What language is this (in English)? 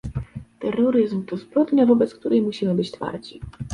Polish